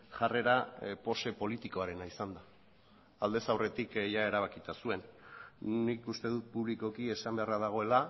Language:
Basque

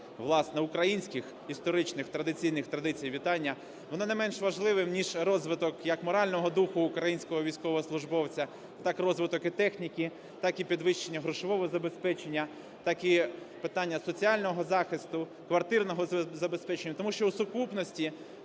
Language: Ukrainian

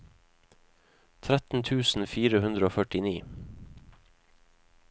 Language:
Norwegian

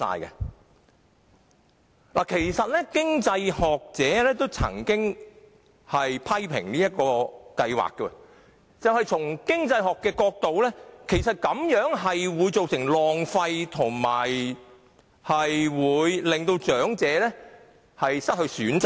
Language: Cantonese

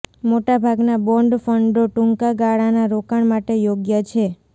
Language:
Gujarati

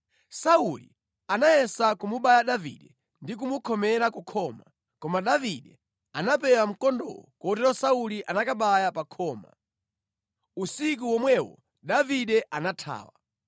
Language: Nyanja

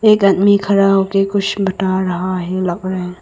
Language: Hindi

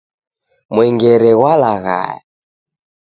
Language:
Taita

